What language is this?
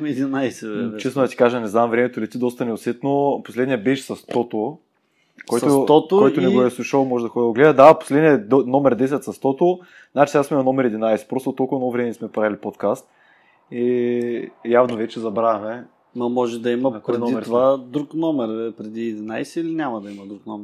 Bulgarian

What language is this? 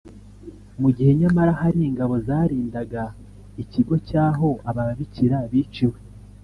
Kinyarwanda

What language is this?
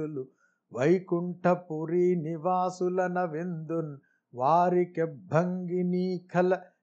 Telugu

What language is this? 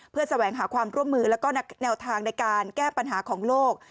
Thai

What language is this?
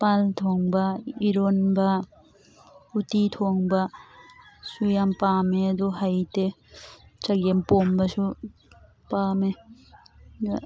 Manipuri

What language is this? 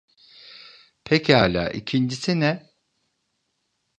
Turkish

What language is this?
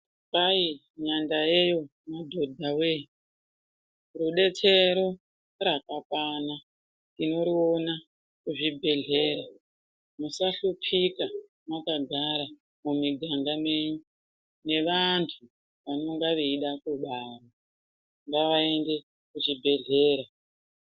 Ndau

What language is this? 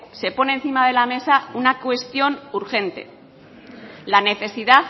Spanish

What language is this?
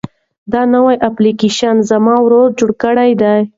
Pashto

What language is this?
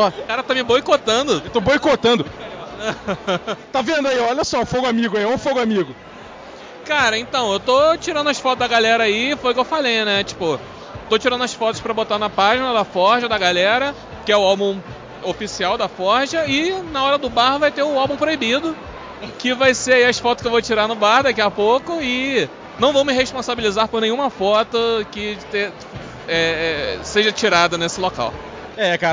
Portuguese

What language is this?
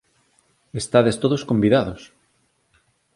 Galician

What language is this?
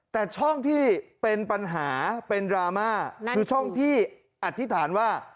Thai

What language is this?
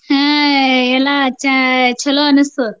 Kannada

